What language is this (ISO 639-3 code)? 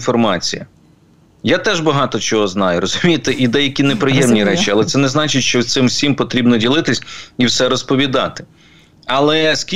ukr